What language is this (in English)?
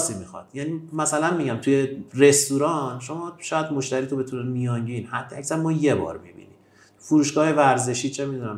Persian